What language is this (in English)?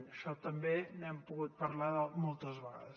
Catalan